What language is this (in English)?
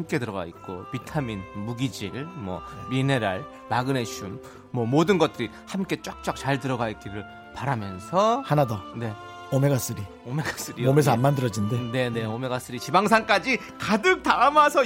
Korean